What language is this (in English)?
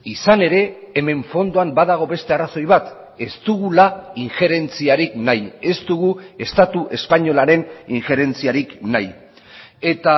Basque